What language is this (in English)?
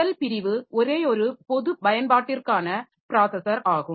Tamil